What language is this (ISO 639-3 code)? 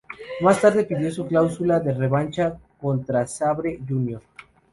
spa